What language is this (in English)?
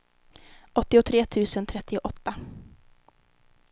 Swedish